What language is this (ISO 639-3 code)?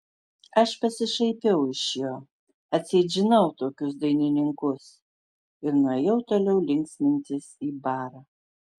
lit